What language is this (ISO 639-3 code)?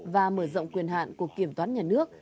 vie